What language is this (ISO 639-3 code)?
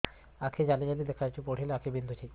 ori